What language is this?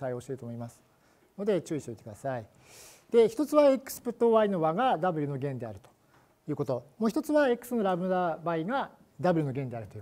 Japanese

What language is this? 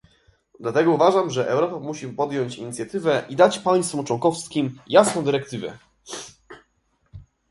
Polish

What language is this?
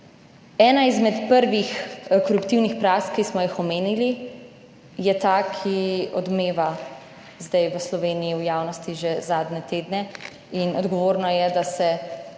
Slovenian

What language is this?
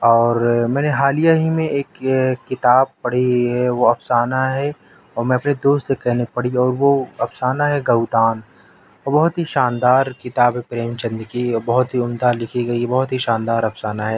Urdu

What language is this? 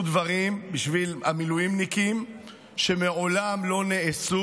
Hebrew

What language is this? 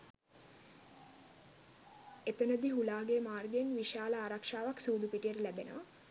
Sinhala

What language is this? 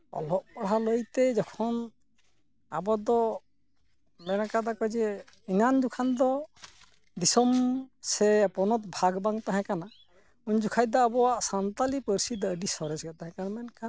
Santali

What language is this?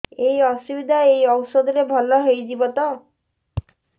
Odia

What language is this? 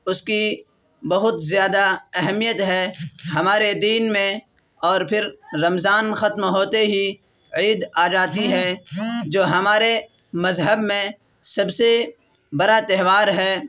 Urdu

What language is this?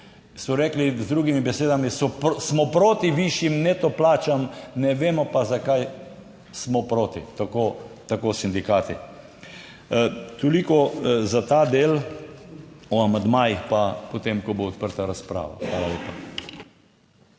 Slovenian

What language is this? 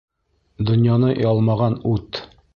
Bashkir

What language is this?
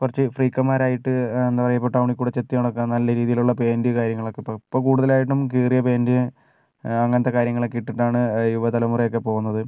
Malayalam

